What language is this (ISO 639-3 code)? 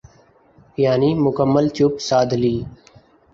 urd